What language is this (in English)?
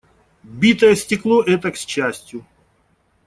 Russian